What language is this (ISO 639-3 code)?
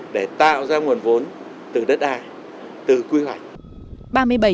vie